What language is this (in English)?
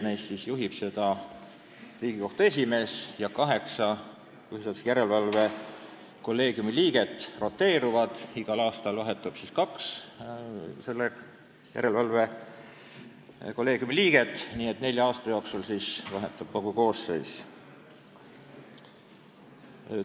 Estonian